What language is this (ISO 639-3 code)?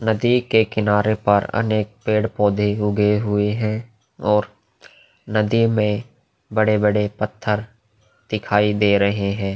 hin